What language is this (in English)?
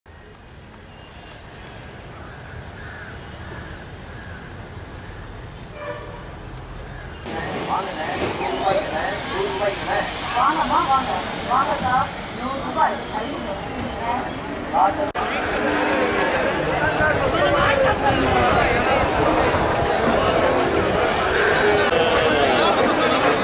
Arabic